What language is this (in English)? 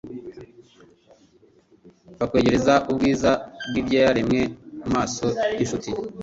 Kinyarwanda